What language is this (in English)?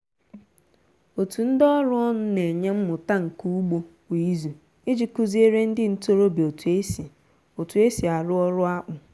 Igbo